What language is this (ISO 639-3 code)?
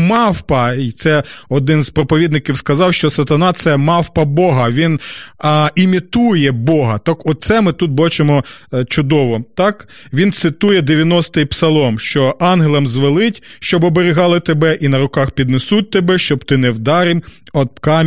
ukr